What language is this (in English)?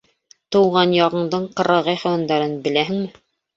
Bashkir